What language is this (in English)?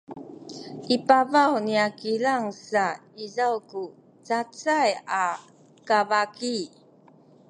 Sakizaya